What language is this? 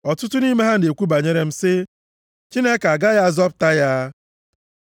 Igbo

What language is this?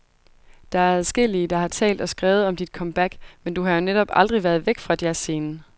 Danish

